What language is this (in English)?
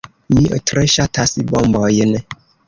Esperanto